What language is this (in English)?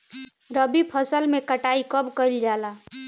Bhojpuri